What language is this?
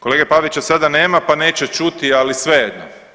Croatian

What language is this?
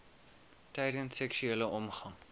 Afrikaans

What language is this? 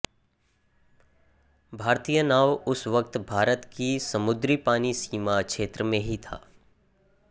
Hindi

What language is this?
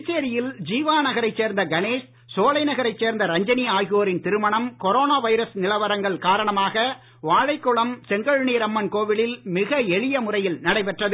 Tamil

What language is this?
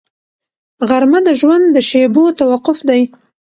Pashto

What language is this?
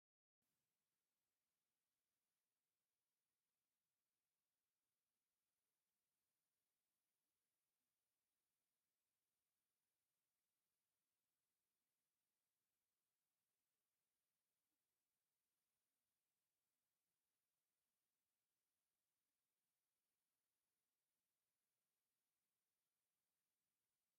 Tigrinya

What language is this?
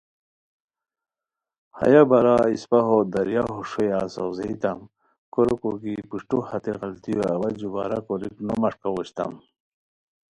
Khowar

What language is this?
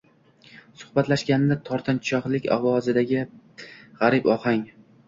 Uzbek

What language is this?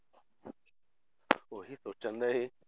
Punjabi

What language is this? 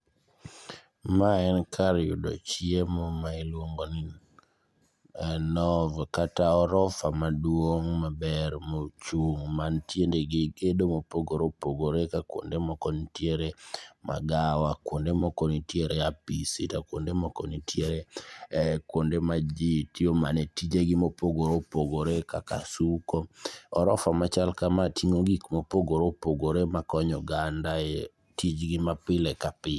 Luo (Kenya and Tanzania)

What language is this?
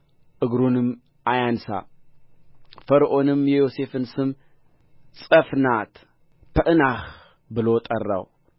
Amharic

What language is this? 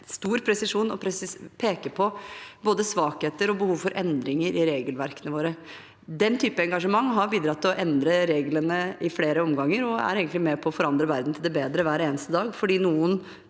Norwegian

